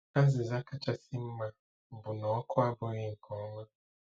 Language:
Igbo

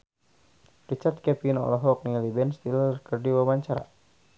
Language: Sundanese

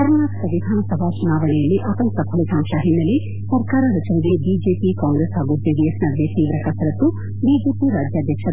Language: Kannada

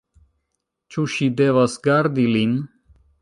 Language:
Esperanto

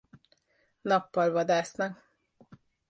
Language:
Hungarian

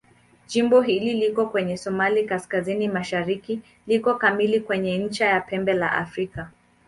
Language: Swahili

